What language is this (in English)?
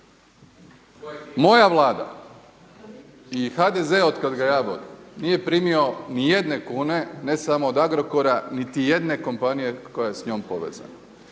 Croatian